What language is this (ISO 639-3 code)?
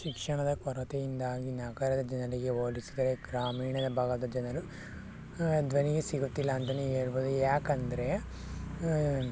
kan